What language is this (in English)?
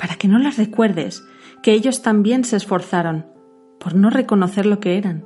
Spanish